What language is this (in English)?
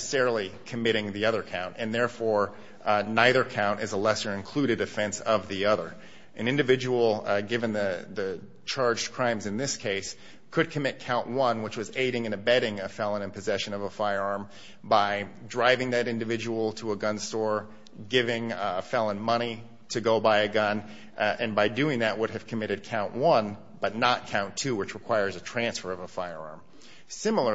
English